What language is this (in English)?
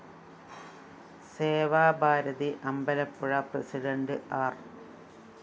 Malayalam